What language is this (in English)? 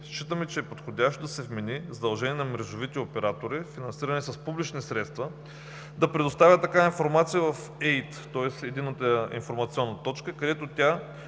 Bulgarian